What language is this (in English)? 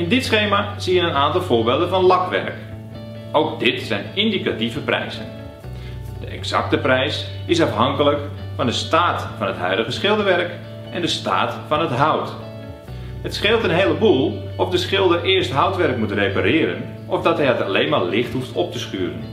Dutch